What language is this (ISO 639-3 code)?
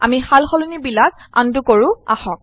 asm